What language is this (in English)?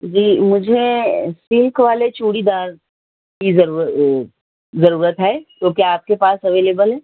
Urdu